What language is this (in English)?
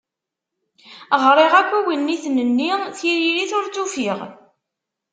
Kabyle